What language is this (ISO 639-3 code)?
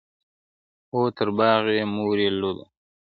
pus